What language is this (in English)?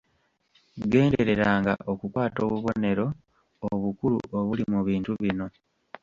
Ganda